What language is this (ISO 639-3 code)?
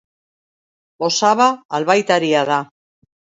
eus